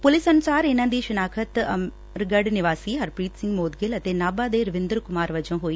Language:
Punjabi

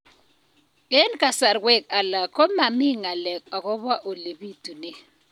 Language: Kalenjin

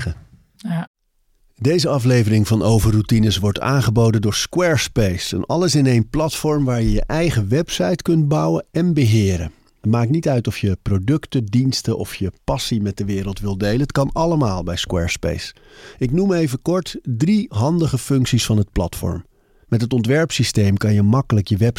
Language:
Dutch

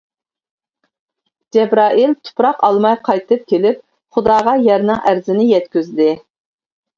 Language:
Uyghur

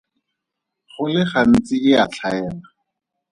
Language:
Tswana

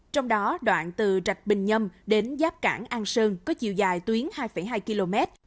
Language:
Vietnamese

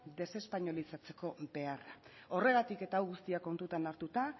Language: Basque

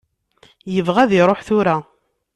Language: Kabyle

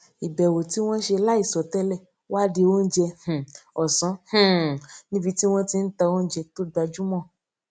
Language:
Yoruba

